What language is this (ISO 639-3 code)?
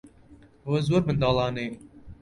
ckb